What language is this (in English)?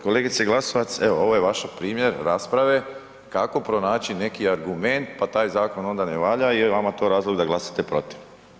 Croatian